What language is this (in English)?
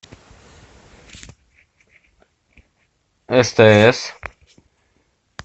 Russian